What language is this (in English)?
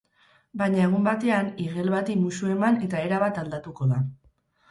Basque